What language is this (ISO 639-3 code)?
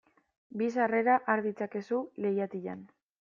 eus